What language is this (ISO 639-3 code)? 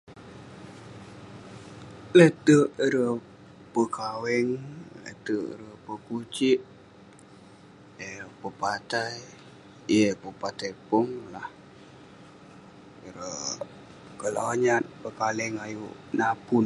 pne